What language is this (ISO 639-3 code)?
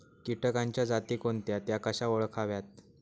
mar